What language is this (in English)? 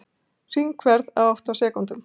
Icelandic